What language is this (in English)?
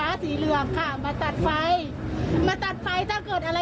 Thai